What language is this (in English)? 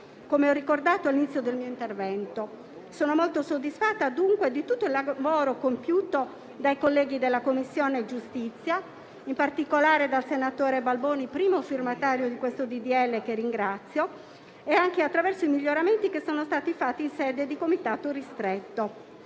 Italian